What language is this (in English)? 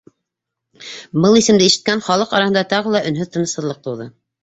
Bashkir